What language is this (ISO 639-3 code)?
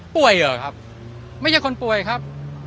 tha